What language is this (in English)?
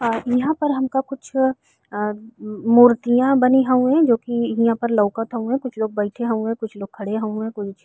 Bhojpuri